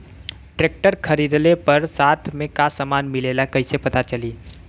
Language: Bhojpuri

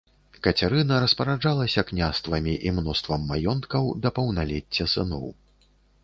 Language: Belarusian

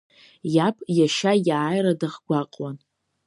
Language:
Abkhazian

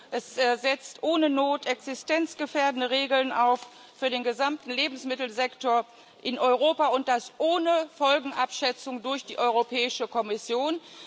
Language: German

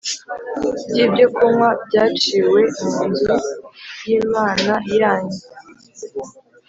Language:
Kinyarwanda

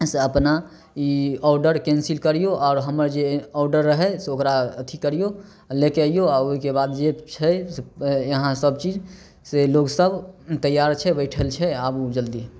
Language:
Maithili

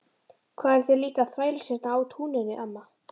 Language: Icelandic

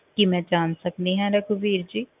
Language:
Punjabi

